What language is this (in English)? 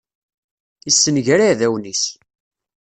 Kabyle